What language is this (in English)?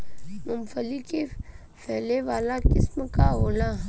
Bhojpuri